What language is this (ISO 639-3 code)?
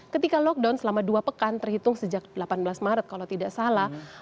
ind